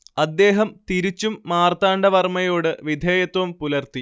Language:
Malayalam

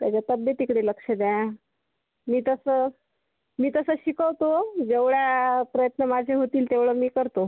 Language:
Marathi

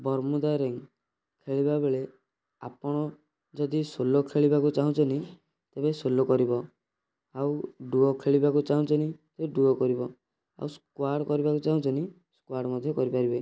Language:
Odia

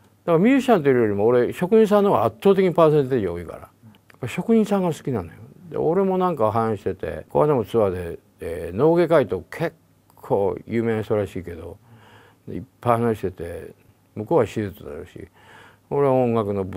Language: Japanese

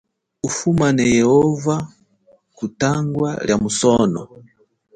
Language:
Chokwe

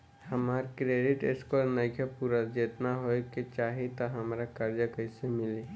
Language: Bhojpuri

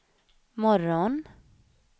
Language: Swedish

